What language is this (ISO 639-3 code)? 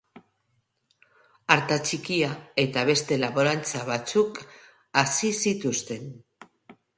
eus